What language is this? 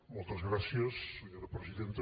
Catalan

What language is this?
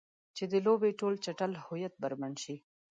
Pashto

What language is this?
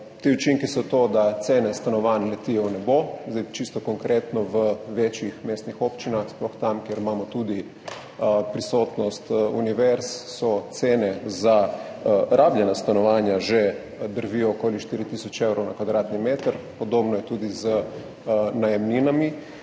Slovenian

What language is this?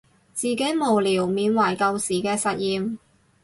Cantonese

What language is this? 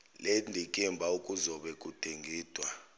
Zulu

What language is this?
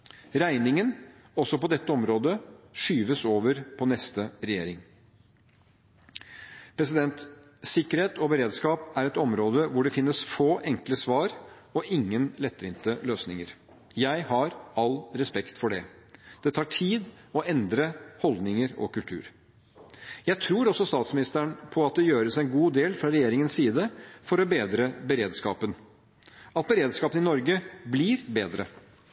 Norwegian Bokmål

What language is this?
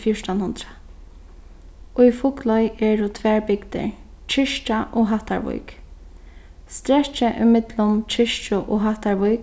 Faroese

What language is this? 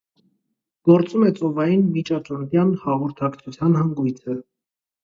Armenian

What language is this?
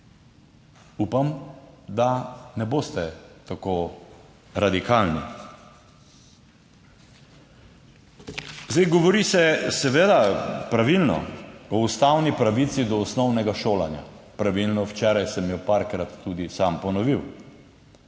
Slovenian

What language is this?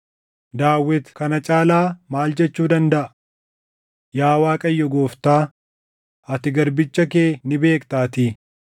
Oromo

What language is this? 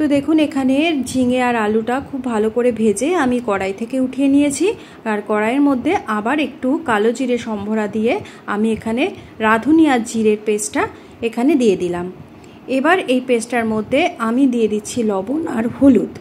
Bangla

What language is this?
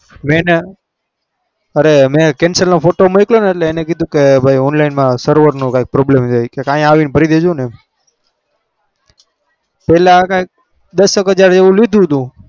Gujarati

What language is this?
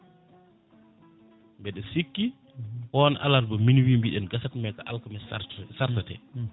Fula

